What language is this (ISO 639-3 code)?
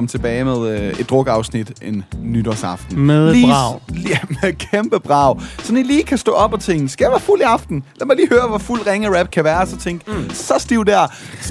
dan